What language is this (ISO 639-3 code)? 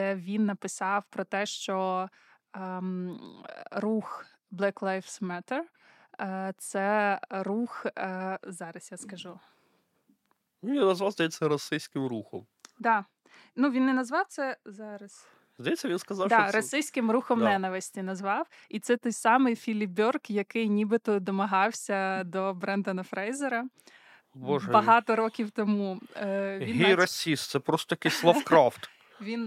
ukr